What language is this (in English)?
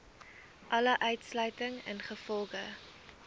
Afrikaans